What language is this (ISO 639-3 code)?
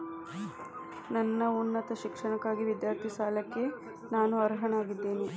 kan